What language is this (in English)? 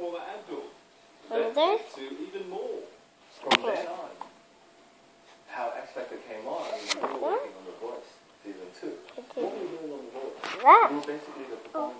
English